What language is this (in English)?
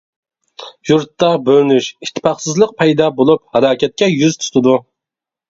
Uyghur